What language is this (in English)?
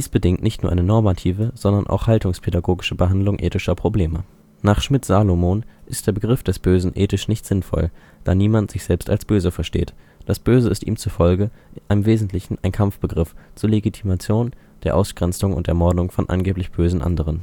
German